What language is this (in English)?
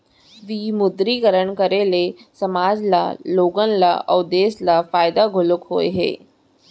Chhattisgarhi